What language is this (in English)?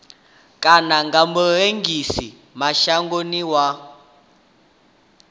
Venda